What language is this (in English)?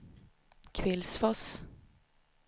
Swedish